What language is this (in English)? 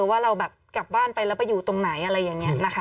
Thai